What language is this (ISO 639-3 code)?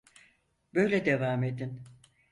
tur